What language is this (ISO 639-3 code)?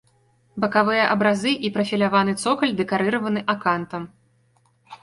bel